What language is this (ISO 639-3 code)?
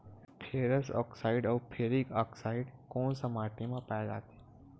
hne